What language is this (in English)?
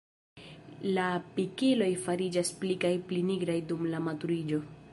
Esperanto